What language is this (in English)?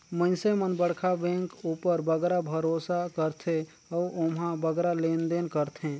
Chhattisgarhi